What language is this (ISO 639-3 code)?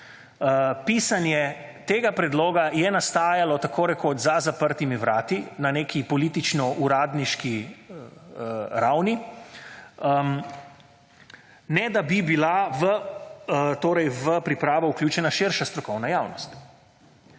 slv